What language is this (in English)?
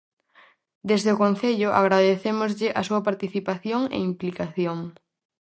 Galician